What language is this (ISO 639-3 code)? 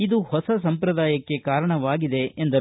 kan